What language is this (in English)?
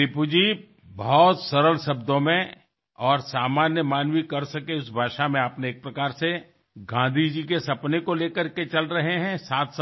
Marathi